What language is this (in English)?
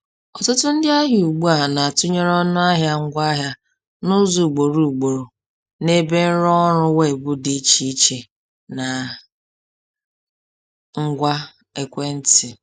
Igbo